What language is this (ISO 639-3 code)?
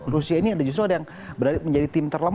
ind